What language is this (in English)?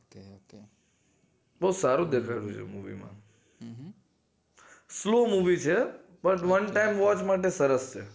Gujarati